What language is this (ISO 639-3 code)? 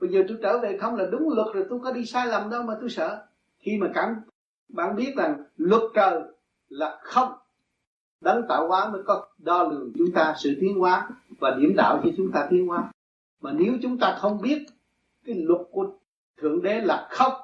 vie